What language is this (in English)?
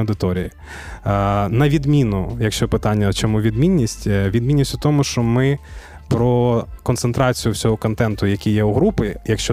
Ukrainian